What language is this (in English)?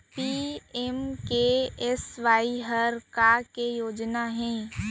Chhattisgarhi